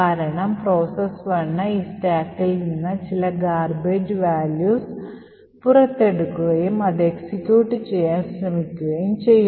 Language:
Malayalam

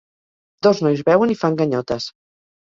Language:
Catalan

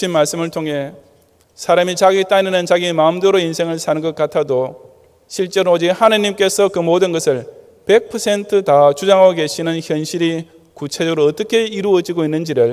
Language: Korean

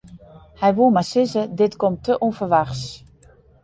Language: Western Frisian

